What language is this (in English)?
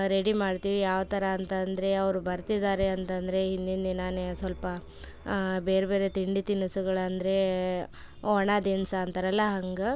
Kannada